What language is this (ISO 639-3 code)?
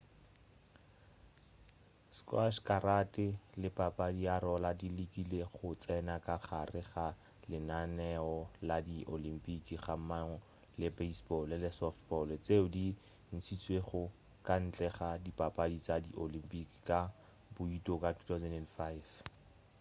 nso